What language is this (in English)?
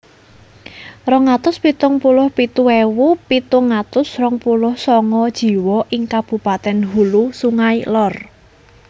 Javanese